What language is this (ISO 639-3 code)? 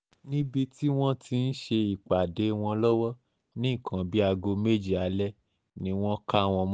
yor